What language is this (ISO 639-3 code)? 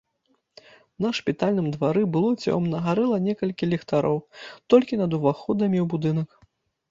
bel